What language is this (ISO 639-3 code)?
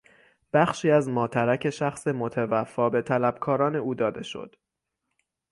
fas